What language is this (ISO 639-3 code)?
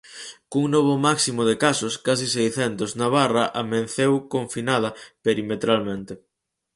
glg